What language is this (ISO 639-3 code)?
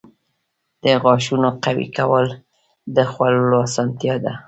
pus